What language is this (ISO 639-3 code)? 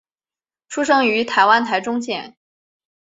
zho